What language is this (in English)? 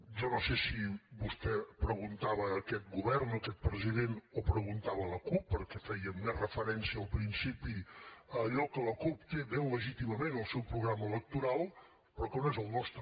Catalan